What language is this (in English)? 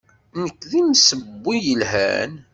Kabyle